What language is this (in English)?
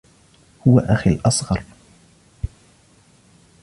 Arabic